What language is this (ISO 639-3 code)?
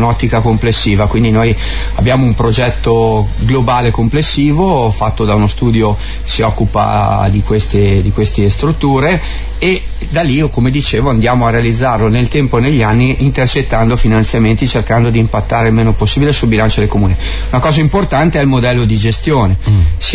ita